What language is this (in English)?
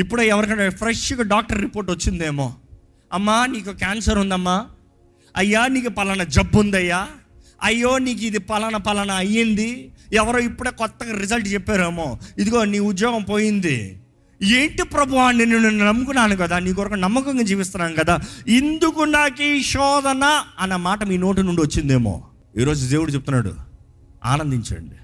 Telugu